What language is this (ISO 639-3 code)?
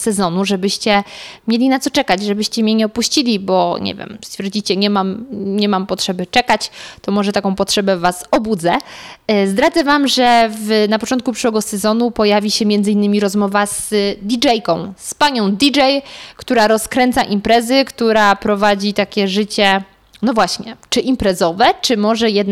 pol